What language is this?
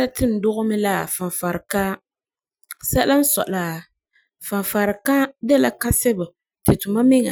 Frafra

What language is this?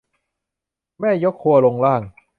Thai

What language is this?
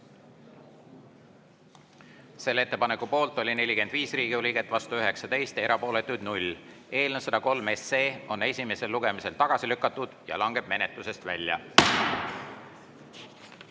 Estonian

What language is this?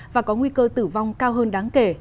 Vietnamese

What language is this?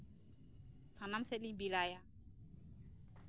Santali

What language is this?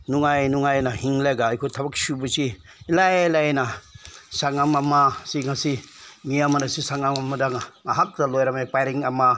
Manipuri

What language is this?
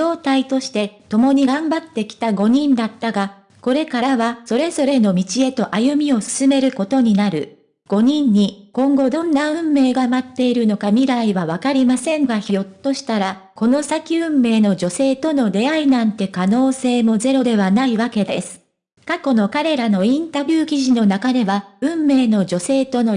Japanese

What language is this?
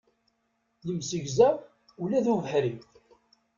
Kabyle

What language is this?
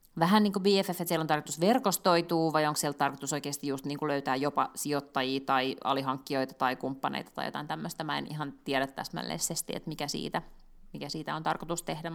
Finnish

